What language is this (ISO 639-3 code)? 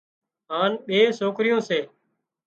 kxp